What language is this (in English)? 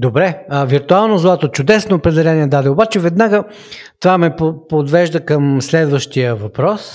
Bulgarian